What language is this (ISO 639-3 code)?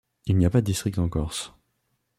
fra